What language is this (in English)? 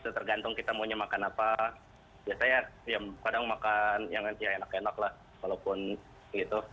Indonesian